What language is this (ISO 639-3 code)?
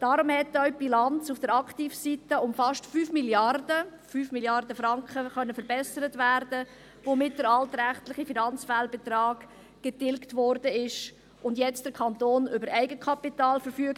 gsw